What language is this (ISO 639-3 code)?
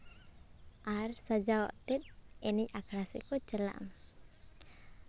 sat